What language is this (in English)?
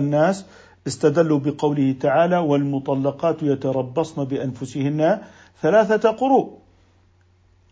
Arabic